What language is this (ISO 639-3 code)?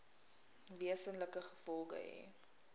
afr